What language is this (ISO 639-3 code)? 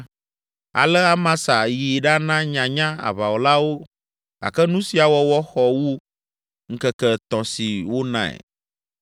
ewe